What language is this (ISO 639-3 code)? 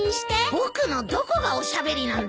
jpn